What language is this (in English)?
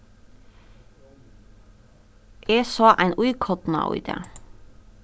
Faroese